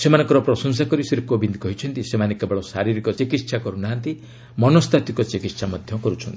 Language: Odia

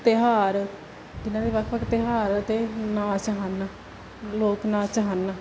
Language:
Punjabi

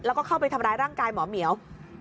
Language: Thai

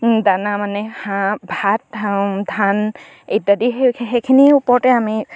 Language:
Assamese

